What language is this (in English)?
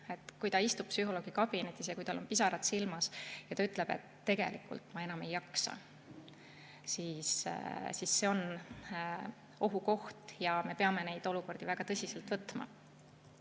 Estonian